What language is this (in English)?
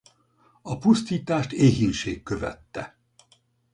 Hungarian